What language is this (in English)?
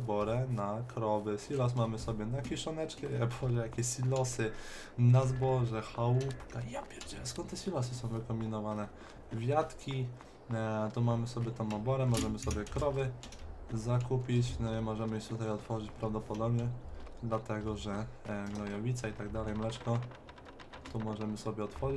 Polish